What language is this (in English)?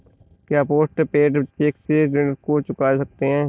Hindi